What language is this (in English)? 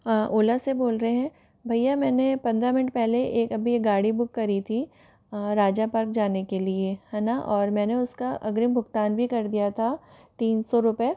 Hindi